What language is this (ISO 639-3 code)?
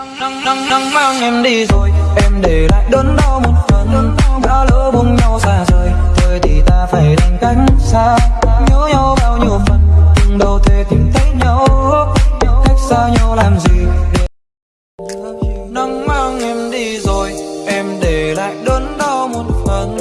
vie